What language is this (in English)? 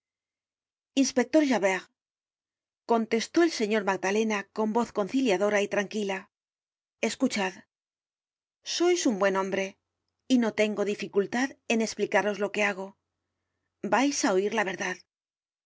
Spanish